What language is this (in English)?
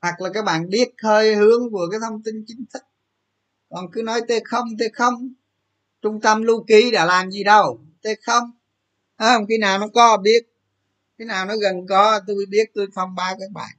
Vietnamese